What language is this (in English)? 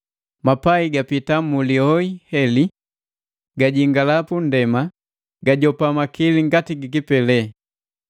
Matengo